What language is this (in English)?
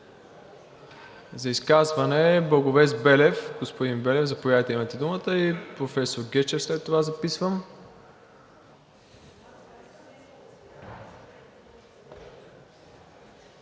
Bulgarian